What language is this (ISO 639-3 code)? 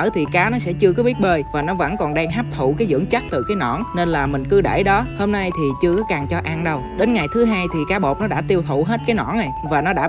vie